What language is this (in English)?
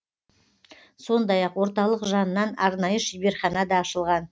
Kazakh